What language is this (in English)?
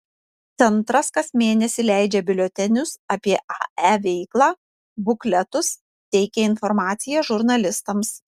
Lithuanian